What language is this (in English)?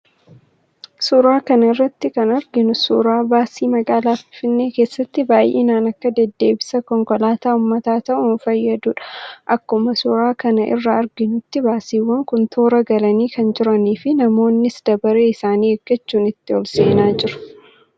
Oromo